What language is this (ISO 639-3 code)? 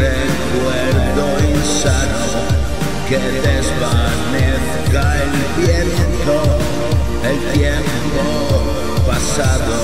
spa